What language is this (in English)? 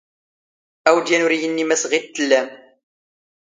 Standard Moroccan Tamazight